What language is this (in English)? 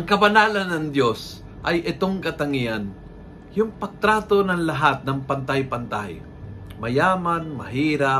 Filipino